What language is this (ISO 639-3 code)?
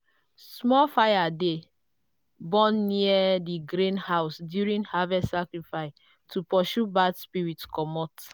pcm